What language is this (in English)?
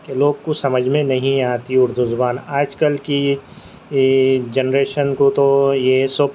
Urdu